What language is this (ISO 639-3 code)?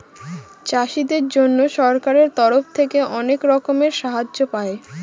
ben